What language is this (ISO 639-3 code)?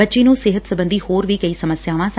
pan